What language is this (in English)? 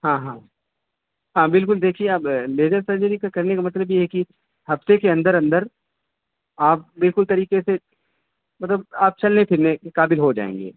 Urdu